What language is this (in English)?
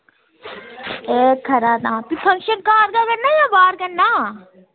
Dogri